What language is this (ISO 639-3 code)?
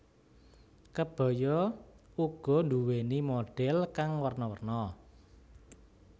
jav